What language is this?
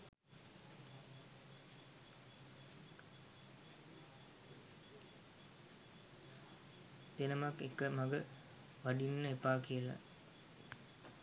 Sinhala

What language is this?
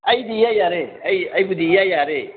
Manipuri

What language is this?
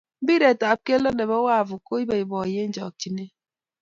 Kalenjin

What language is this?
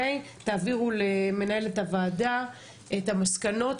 Hebrew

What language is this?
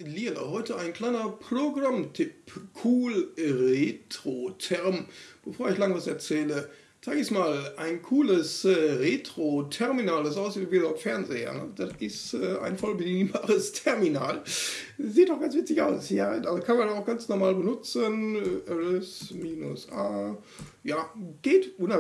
German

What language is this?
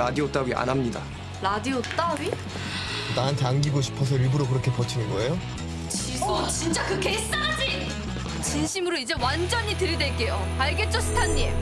Korean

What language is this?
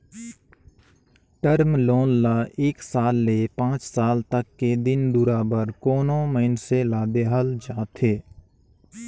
Chhattisgarhi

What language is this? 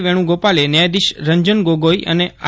Gujarati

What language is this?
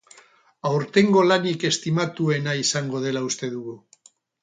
Basque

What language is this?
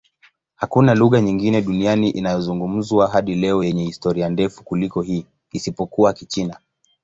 Swahili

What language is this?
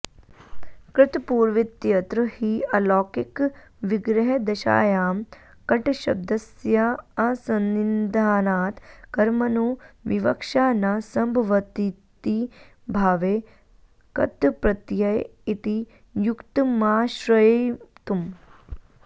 Sanskrit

